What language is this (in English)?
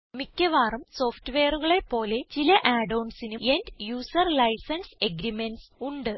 Malayalam